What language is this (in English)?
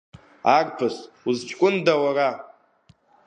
Abkhazian